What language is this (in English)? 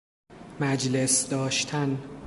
Persian